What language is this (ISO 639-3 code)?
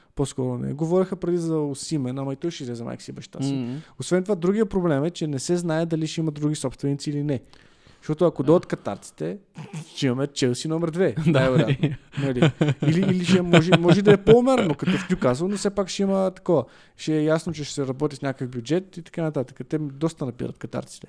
bul